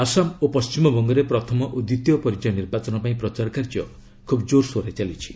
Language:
Odia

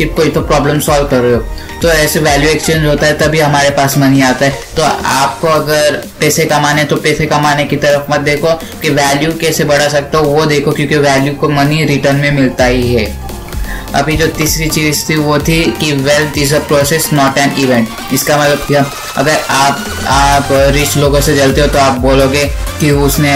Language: Hindi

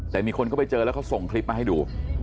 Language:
Thai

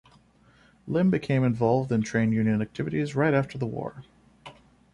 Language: English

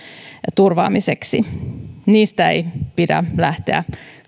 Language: Finnish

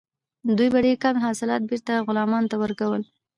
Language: Pashto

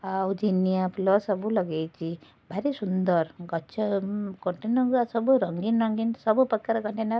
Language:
Odia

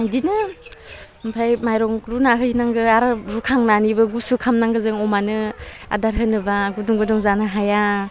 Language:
Bodo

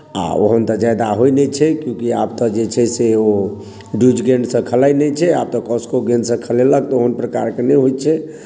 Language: Maithili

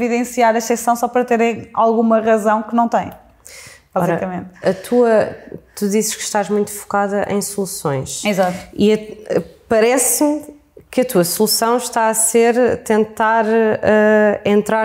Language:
Portuguese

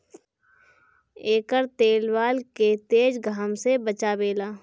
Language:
Bhojpuri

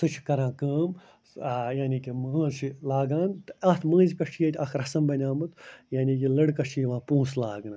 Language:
Kashmiri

